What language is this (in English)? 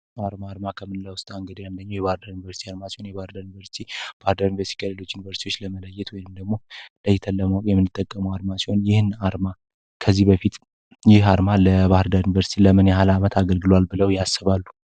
Amharic